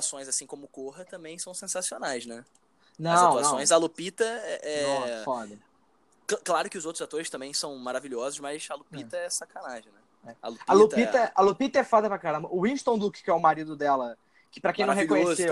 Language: Portuguese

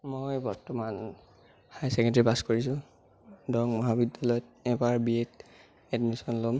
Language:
Assamese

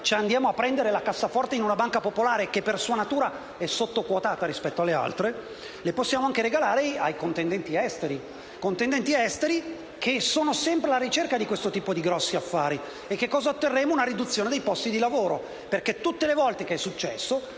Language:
Italian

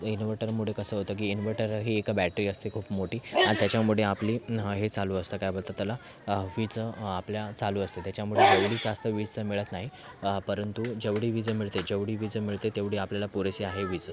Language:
Marathi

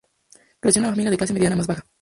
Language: Spanish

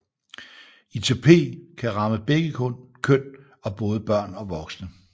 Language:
Danish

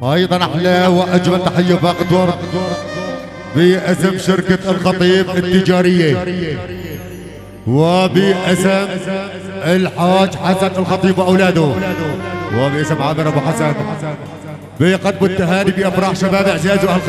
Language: Arabic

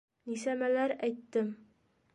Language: Bashkir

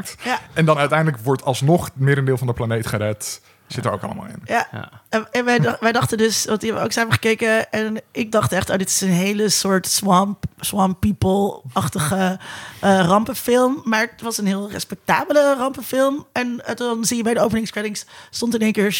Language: Dutch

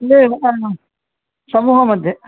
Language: Sanskrit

